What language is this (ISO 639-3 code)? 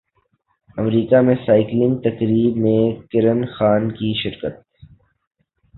urd